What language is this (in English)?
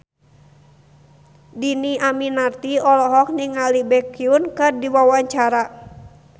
Sundanese